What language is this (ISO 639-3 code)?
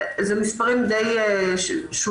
heb